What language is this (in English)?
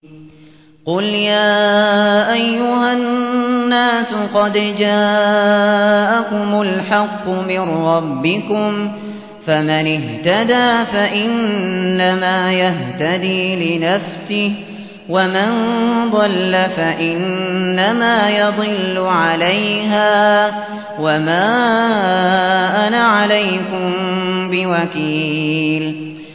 Arabic